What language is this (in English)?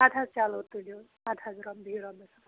Kashmiri